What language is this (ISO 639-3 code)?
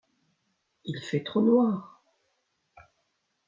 fra